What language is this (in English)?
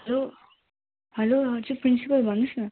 Nepali